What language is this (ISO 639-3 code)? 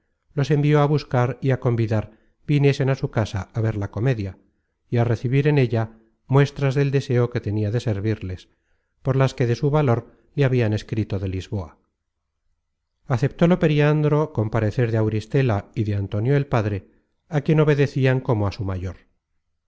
spa